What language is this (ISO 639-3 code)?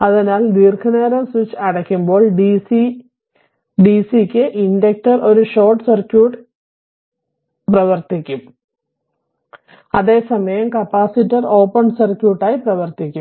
mal